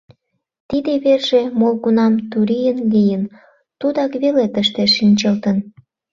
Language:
Mari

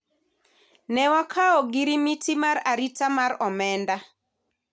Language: Luo (Kenya and Tanzania)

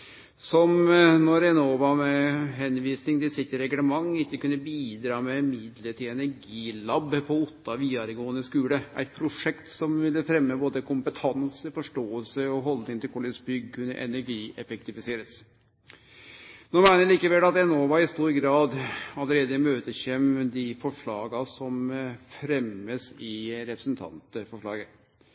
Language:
Norwegian Nynorsk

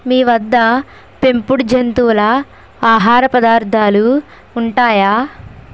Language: Telugu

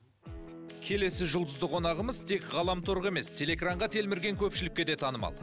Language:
Kazakh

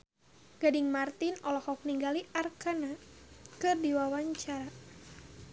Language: Sundanese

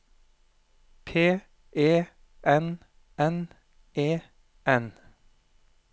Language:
Norwegian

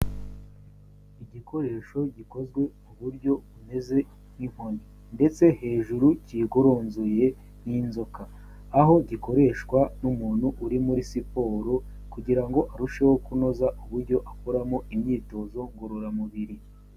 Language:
Kinyarwanda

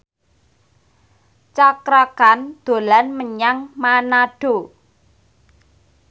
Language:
Javanese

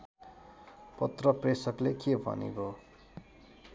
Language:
Nepali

